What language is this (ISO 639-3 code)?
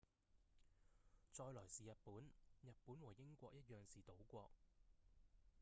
yue